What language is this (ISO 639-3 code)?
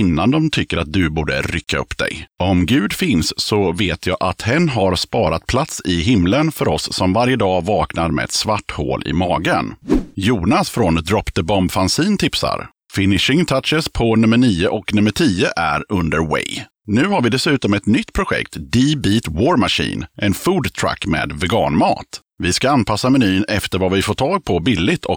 swe